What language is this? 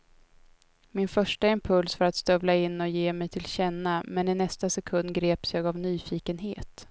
Swedish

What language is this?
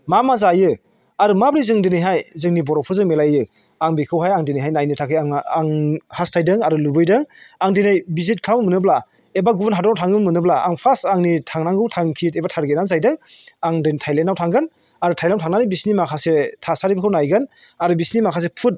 Bodo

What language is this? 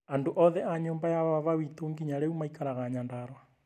Kikuyu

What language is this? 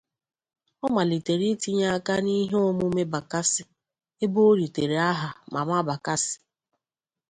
Igbo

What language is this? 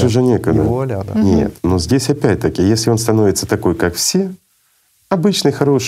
Russian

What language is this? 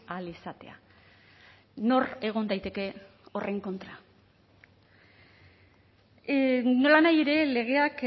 Basque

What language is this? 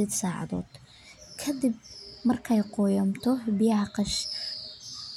Somali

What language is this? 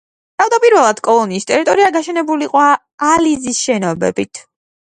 Georgian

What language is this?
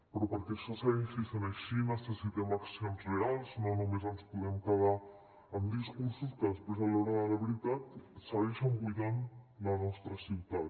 Catalan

